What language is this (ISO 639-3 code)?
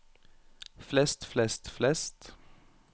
nor